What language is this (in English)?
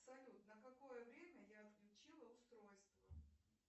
Russian